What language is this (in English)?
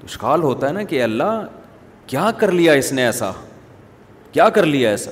Urdu